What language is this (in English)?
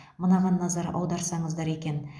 Kazakh